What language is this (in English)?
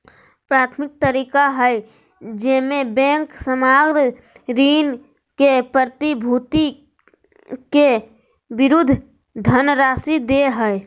Magahi